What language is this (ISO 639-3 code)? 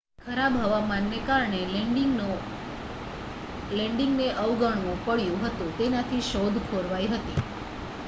guj